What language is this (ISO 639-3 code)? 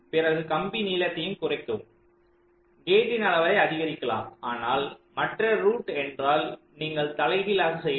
tam